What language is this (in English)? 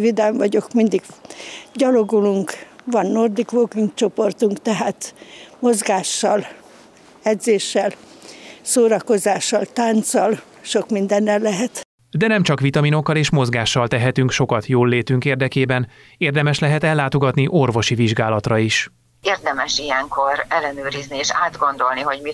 Hungarian